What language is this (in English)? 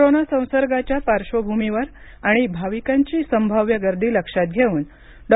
Marathi